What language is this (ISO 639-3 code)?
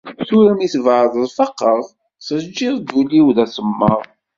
kab